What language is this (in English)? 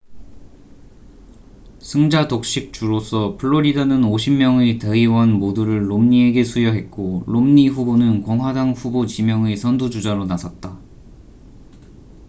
Korean